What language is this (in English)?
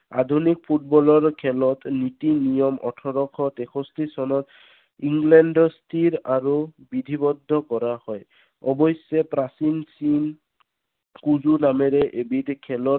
Assamese